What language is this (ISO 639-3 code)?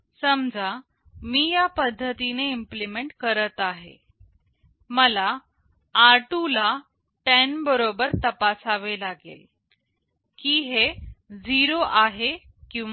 mar